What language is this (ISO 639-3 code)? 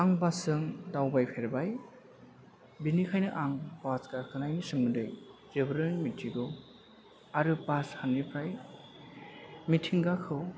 brx